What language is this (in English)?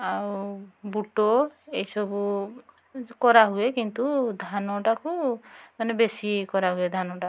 Odia